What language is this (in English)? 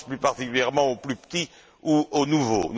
French